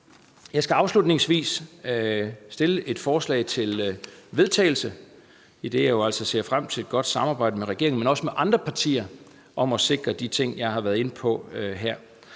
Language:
Danish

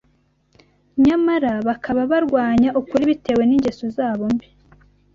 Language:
Kinyarwanda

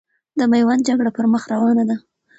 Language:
Pashto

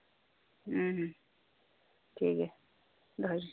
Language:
Santali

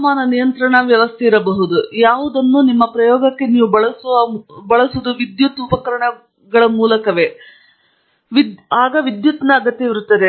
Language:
Kannada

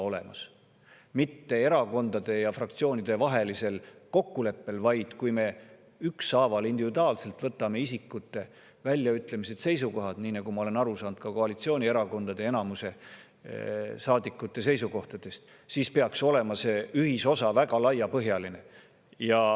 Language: Estonian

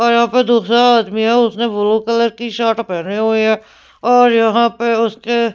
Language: Hindi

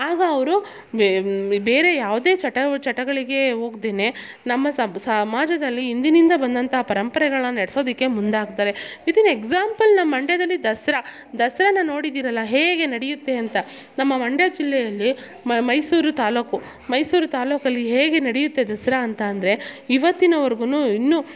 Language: Kannada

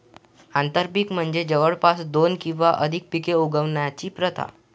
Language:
Marathi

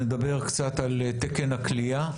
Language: Hebrew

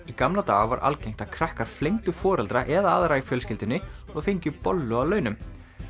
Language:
Icelandic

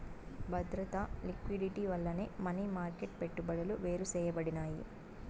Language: Telugu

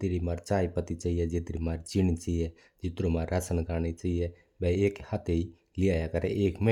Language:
Mewari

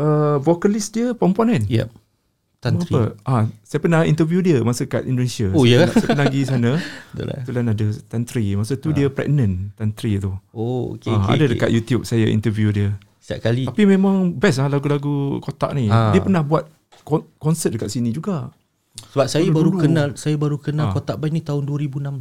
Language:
Malay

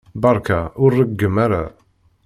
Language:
Kabyle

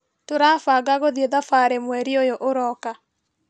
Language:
Kikuyu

